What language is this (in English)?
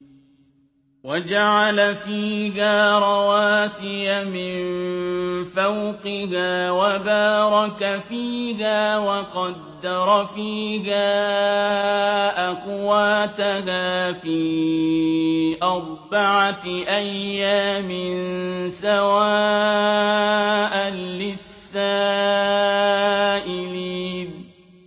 Arabic